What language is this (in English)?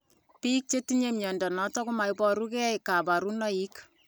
Kalenjin